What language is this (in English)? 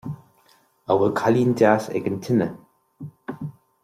Irish